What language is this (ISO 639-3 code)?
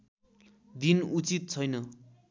nep